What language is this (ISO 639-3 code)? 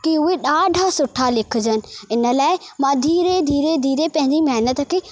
snd